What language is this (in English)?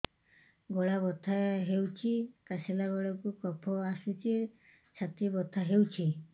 Odia